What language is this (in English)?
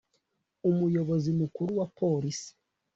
Kinyarwanda